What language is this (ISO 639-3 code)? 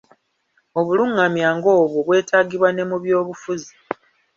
lug